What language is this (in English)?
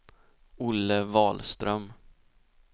Swedish